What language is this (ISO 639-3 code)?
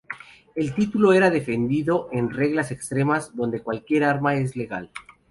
spa